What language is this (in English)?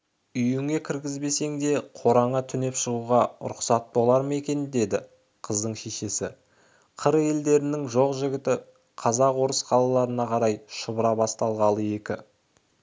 Kazakh